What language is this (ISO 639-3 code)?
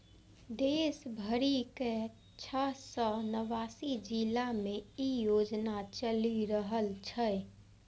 mai